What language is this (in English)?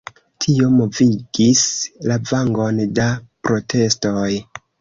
Esperanto